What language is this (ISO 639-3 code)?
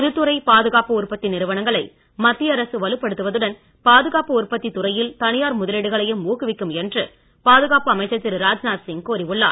tam